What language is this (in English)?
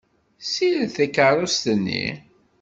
Kabyle